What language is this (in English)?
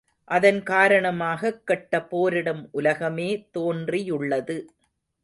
Tamil